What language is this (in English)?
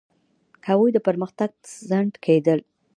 Pashto